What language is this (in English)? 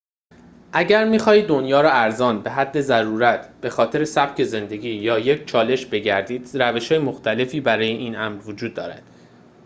Persian